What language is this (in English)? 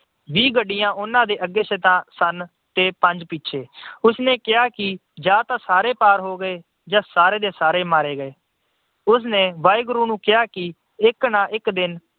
Punjabi